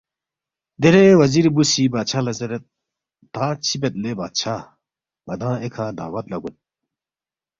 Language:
Balti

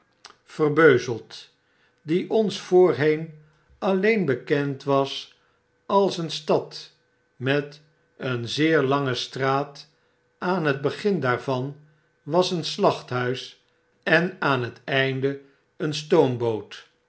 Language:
Dutch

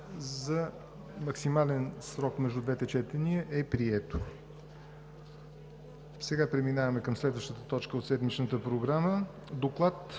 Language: Bulgarian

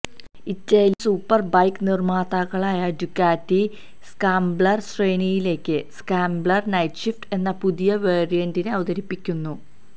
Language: Malayalam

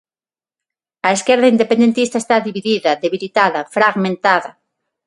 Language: Galician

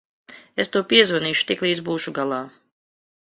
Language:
Latvian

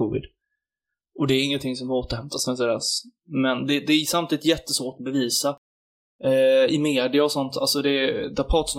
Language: Swedish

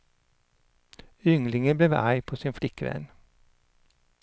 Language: Swedish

